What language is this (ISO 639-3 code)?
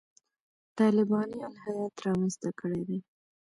pus